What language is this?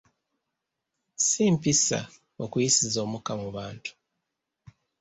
Ganda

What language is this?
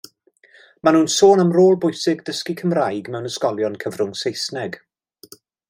Welsh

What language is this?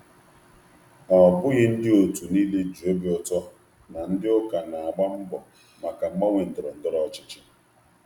Igbo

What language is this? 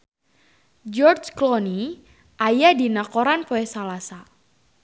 Sundanese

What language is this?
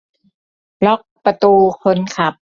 Thai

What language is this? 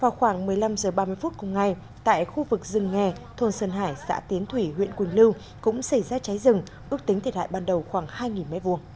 Vietnamese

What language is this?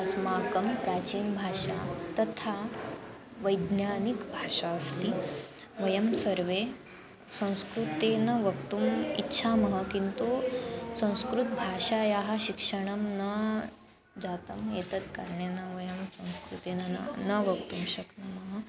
Sanskrit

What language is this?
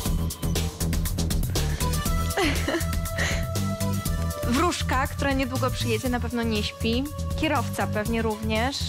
Polish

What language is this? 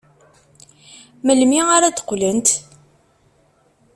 Kabyle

